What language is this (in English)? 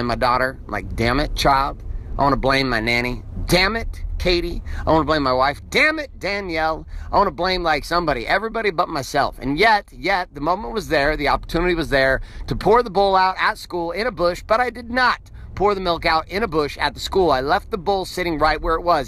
English